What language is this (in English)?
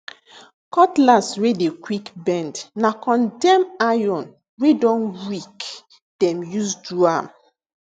Nigerian Pidgin